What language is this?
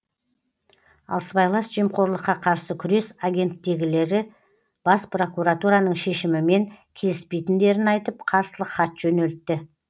Kazakh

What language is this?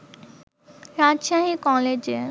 Bangla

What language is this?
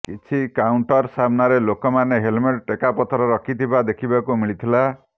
Odia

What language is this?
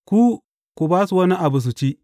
Hausa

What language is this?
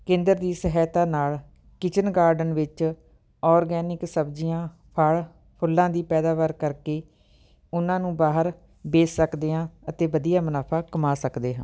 Punjabi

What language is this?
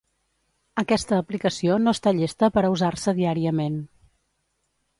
Catalan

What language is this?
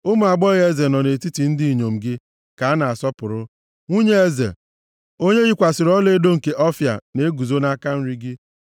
Igbo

